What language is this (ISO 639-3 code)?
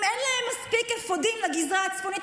heb